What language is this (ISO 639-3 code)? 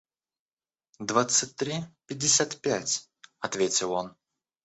rus